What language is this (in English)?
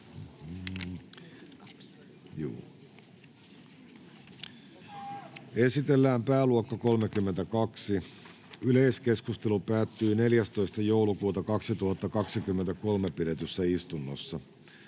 Finnish